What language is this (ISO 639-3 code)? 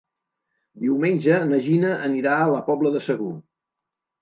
cat